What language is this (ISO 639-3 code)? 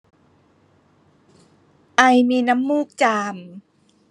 tha